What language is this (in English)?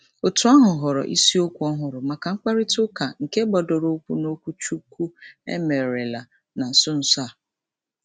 Igbo